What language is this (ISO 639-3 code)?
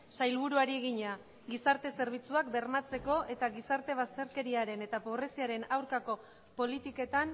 eus